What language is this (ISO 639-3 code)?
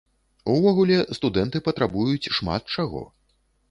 bel